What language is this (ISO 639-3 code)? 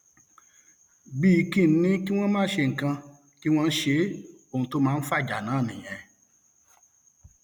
yor